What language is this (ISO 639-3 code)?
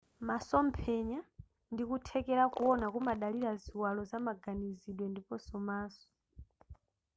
nya